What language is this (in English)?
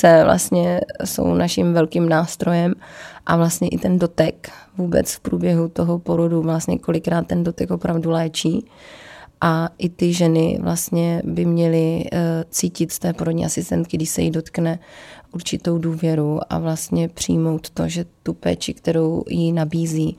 Czech